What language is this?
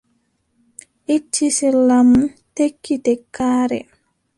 Adamawa Fulfulde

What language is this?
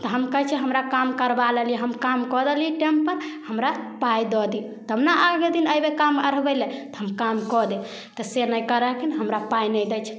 Maithili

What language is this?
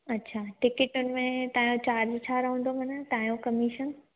Sindhi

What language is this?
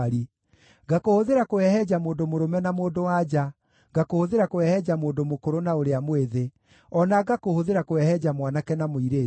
Kikuyu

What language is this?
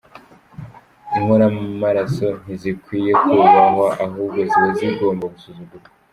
Kinyarwanda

